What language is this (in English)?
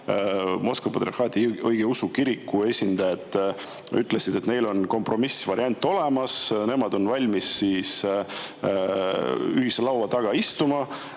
Estonian